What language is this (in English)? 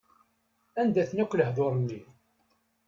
Kabyle